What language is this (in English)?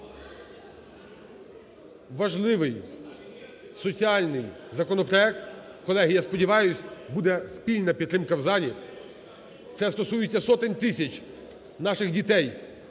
Ukrainian